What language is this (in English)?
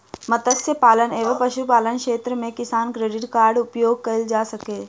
Maithili